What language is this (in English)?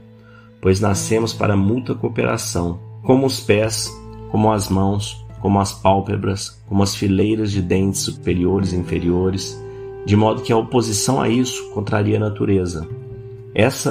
Portuguese